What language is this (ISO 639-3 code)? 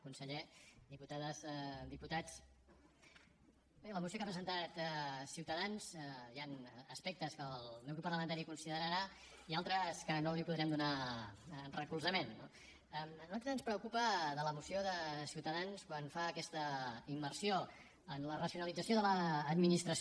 cat